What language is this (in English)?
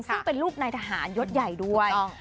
Thai